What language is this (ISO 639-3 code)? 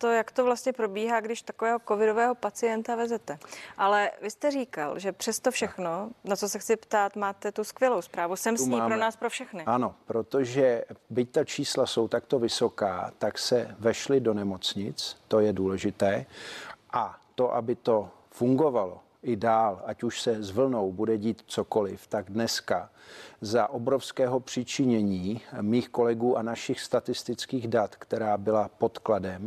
ces